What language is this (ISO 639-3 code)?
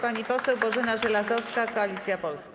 pol